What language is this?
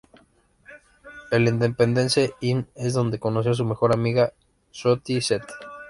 Spanish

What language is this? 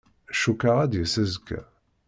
Kabyle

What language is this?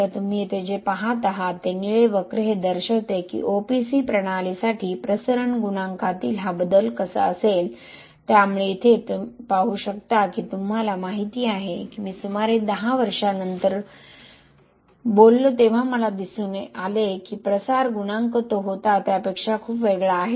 Marathi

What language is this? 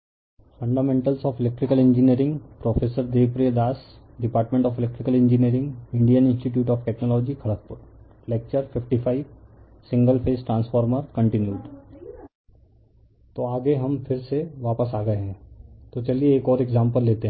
Hindi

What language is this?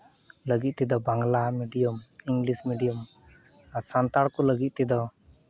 Santali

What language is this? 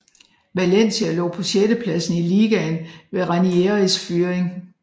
Danish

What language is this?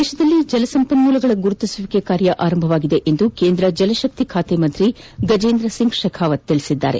Kannada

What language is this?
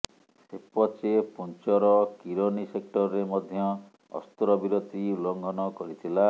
Odia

